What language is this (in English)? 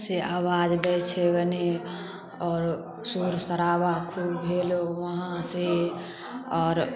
Maithili